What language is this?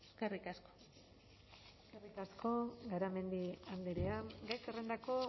Basque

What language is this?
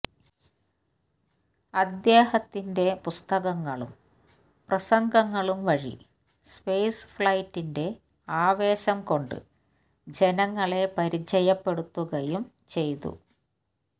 Malayalam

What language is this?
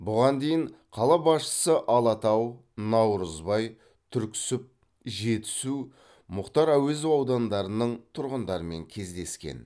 Kazakh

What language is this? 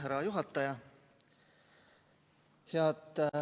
Estonian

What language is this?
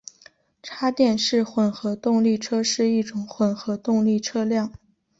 Chinese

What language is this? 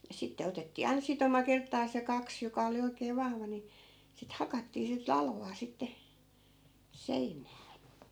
Finnish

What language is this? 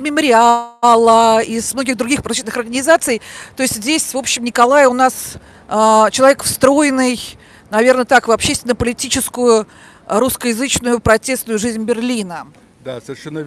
Russian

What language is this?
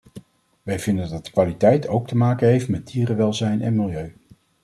Dutch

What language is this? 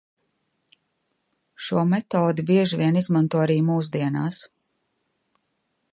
Latvian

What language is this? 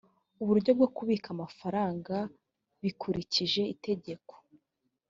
Kinyarwanda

